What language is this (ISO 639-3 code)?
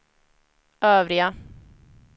swe